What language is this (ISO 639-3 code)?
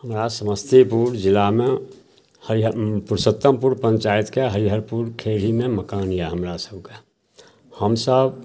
mai